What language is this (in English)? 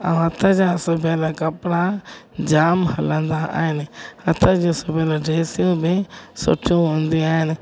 Sindhi